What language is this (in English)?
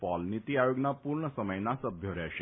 Gujarati